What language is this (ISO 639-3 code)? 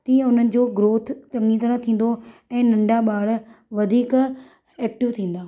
snd